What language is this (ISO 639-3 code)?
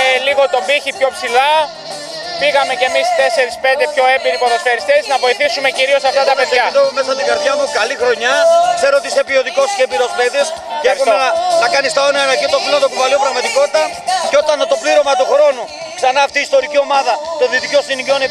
ell